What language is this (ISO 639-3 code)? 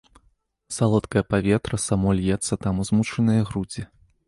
bel